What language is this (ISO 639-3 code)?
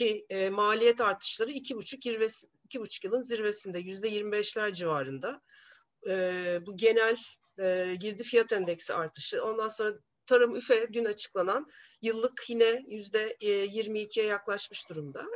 tur